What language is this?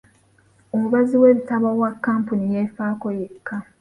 Ganda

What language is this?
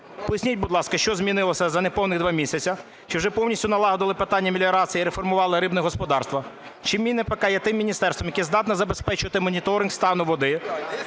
Ukrainian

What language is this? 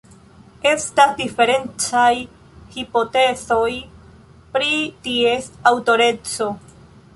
Esperanto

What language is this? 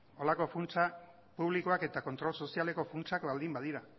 Basque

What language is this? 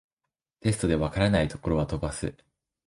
Japanese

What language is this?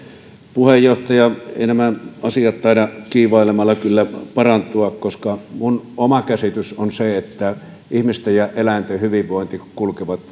Finnish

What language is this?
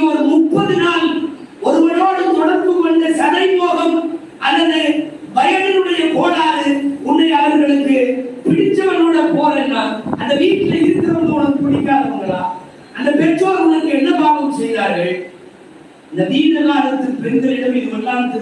Arabic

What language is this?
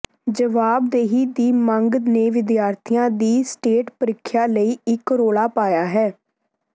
Punjabi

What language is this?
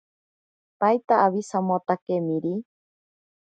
Ashéninka Perené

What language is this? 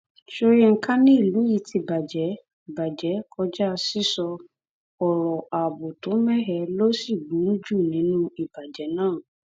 Yoruba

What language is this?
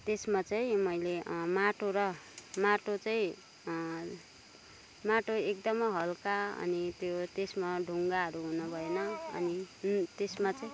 Nepali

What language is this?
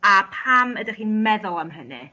Welsh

